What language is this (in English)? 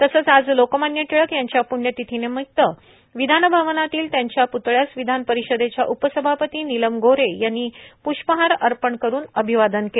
Marathi